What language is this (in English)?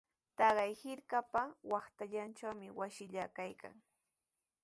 Sihuas Ancash Quechua